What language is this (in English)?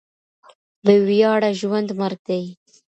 Pashto